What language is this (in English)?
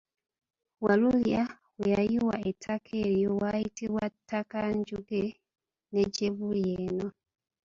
Ganda